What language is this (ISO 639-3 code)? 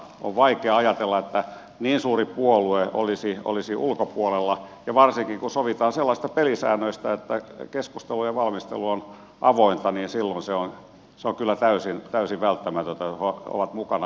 fin